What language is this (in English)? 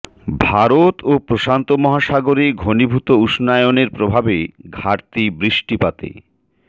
Bangla